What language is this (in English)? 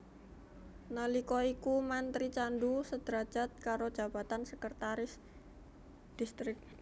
Javanese